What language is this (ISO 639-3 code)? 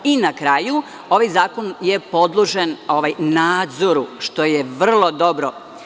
srp